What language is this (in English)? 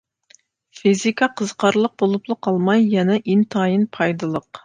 Uyghur